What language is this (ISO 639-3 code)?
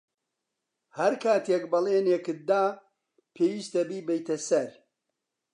ckb